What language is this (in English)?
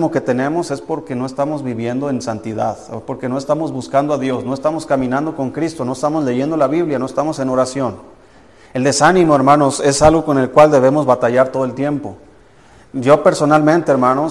Spanish